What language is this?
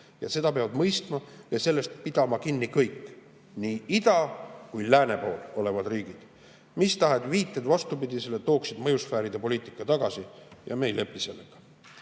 Estonian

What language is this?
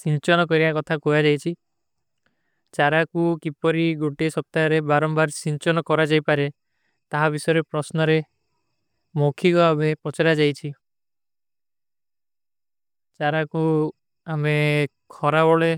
Kui (India)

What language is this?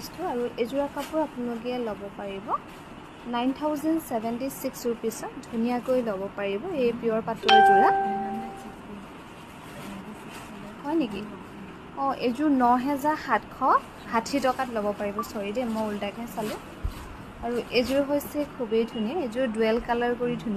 Bangla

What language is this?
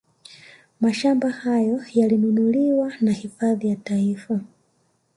Swahili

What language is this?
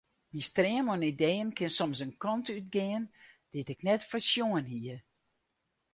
Western Frisian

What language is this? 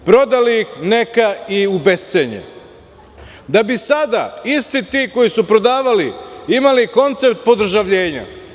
Serbian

